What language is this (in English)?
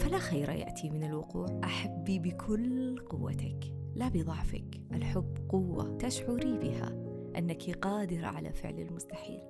Arabic